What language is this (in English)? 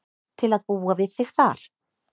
Icelandic